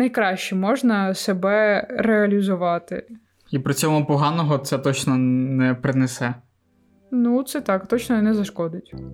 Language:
Ukrainian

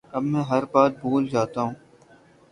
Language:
Urdu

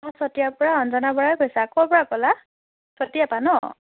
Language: Assamese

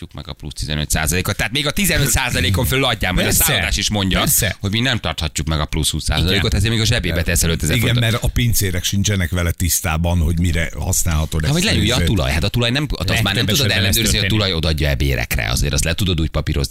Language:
Hungarian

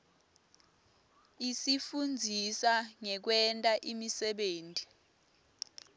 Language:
Swati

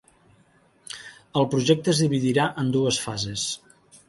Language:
Catalan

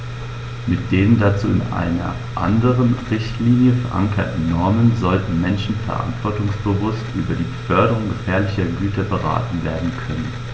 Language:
German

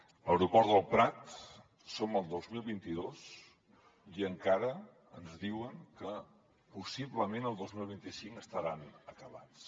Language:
Catalan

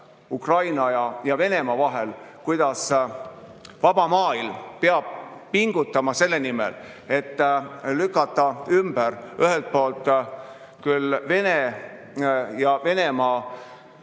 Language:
Estonian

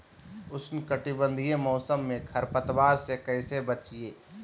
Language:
Magahi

